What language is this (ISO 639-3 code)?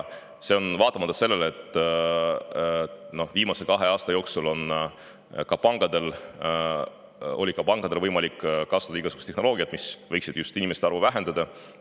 est